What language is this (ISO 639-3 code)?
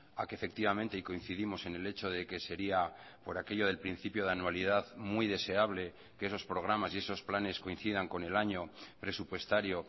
spa